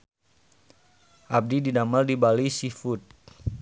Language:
Sundanese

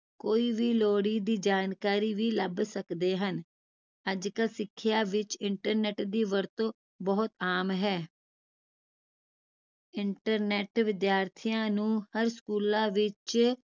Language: Punjabi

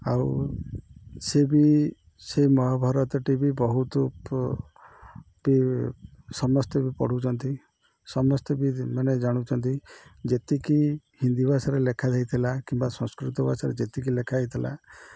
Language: Odia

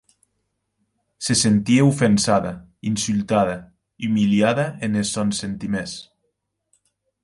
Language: Occitan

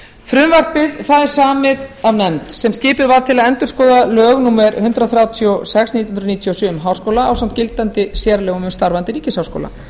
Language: Icelandic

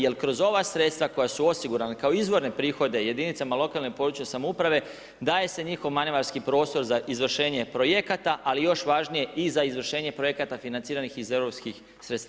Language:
Croatian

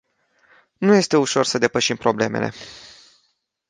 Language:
Romanian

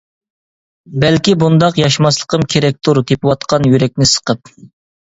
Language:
Uyghur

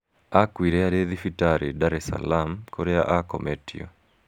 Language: Kikuyu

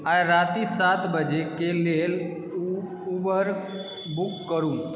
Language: Maithili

